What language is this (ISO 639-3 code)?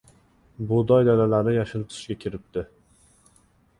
uzb